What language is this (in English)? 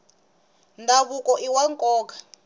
Tsonga